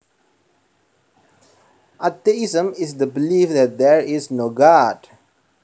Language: Javanese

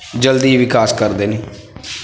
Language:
Punjabi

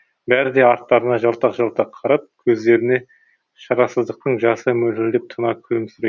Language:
Kazakh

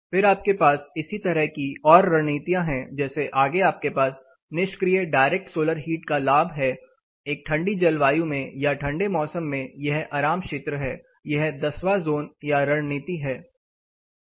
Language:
Hindi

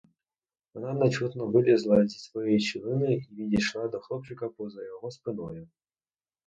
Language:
Ukrainian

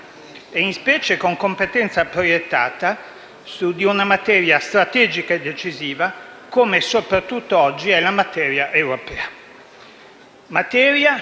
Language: Italian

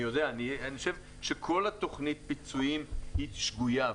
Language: Hebrew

